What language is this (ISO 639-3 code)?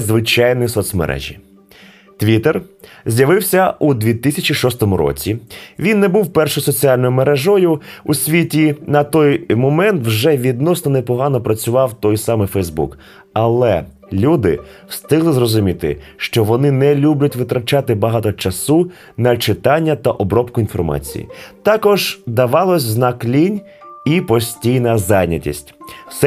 ukr